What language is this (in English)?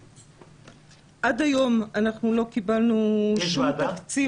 Hebrew